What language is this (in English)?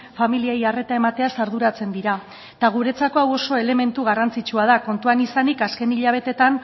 Basque